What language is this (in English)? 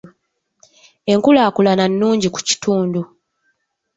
Ganda